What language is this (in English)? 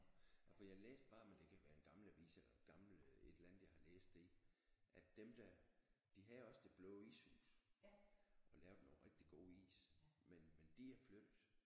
Danish